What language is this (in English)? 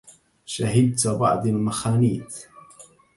Arabic